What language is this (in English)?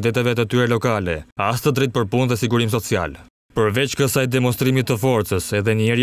Romanian